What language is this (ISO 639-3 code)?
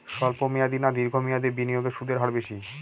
ben